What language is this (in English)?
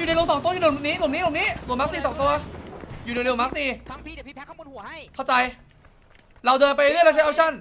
Thai